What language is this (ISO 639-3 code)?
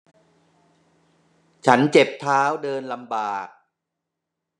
tha